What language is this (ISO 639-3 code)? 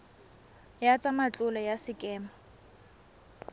tsn